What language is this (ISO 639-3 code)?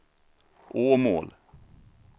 swe